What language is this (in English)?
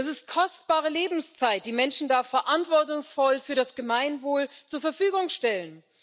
German